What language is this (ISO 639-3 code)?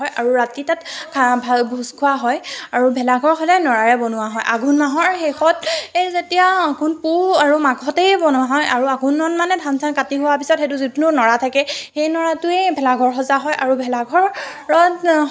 asm